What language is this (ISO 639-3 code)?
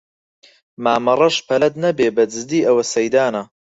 ckb